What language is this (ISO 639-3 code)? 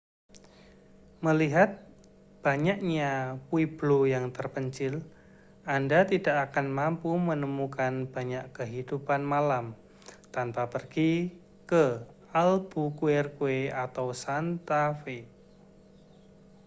ind